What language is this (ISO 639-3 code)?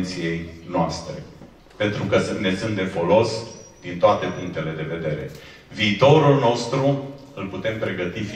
ron